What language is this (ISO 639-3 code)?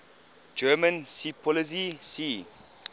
eng